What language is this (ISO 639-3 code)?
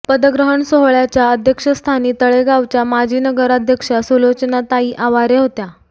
mar